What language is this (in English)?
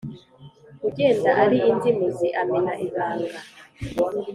Kinyarwanda